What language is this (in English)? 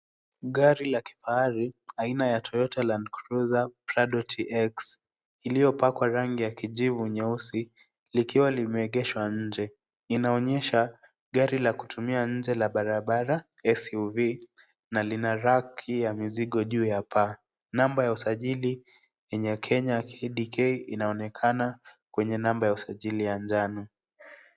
Swahili